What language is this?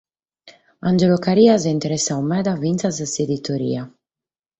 Sardinian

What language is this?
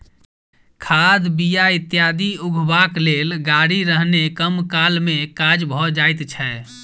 Maithili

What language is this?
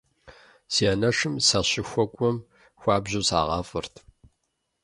Kabardian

